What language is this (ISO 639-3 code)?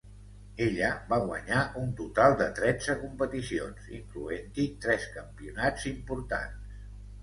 cat